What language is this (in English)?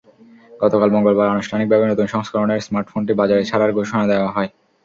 Bangla